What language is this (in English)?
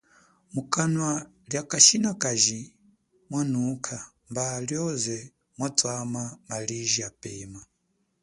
Chokwe